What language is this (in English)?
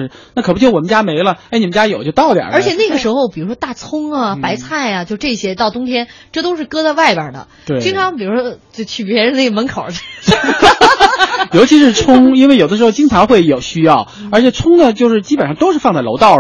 Chinese